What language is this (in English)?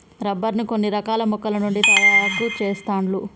Telugu